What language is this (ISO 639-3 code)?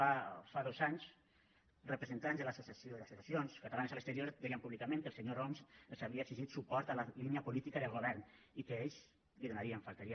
cat